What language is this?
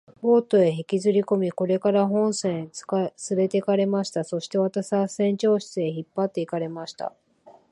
Japanese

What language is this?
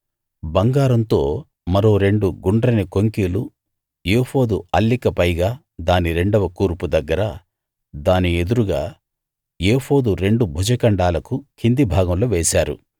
Telugu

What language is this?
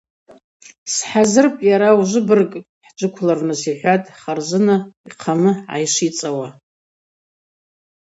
Abaza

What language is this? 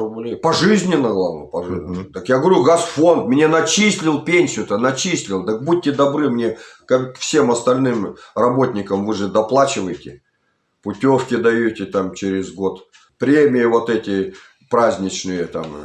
Russian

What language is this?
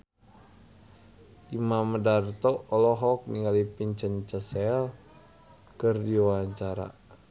Sundanese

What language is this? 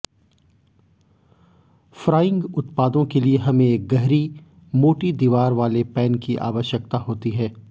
Hindi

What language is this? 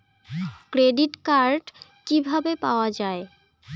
Bangla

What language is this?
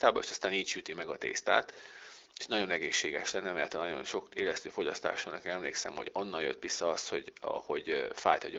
Hungarian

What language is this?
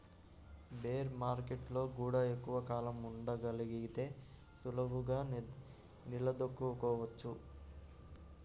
Telugu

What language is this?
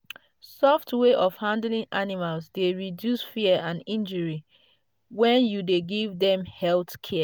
Nigerian Pidgin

